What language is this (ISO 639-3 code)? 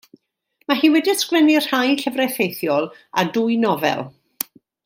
cym